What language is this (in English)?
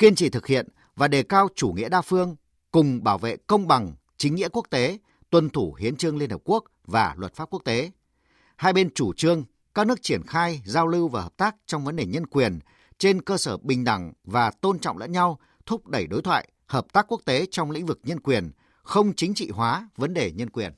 Vietnamese